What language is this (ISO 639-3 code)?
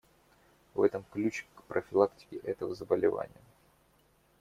rus